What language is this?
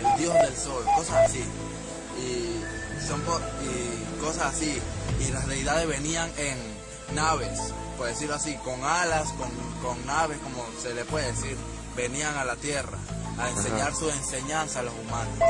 Spanish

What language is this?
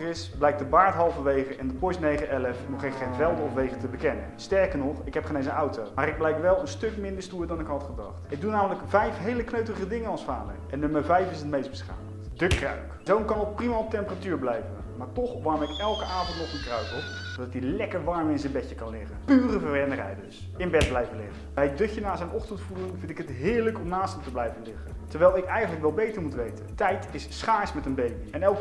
Dutch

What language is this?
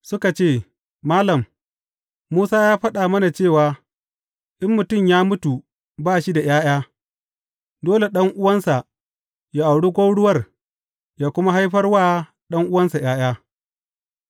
Hausa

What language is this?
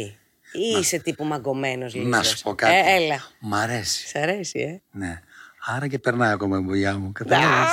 Greek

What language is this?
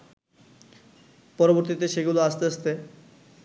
Bangla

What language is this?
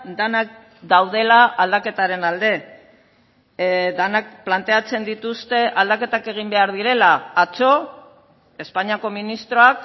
Basque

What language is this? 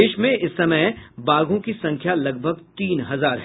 Hindi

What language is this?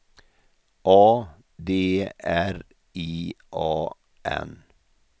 Swedish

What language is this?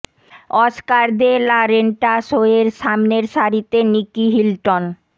Bangla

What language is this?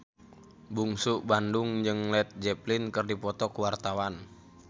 Sundanese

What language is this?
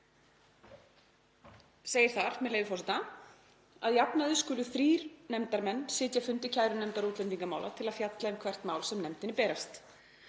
Icelandic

